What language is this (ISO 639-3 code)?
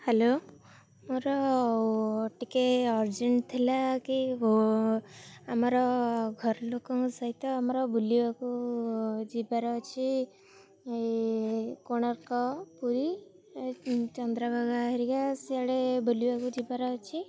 ori